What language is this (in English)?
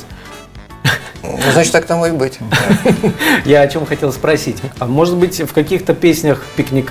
Russian